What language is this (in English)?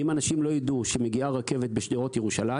Hebrew